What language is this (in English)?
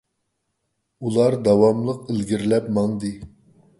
Uyghur